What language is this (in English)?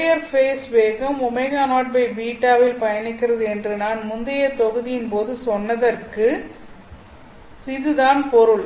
Tamil